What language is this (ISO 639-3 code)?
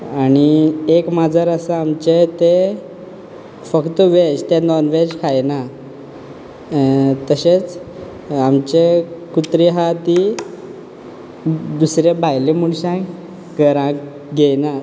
kok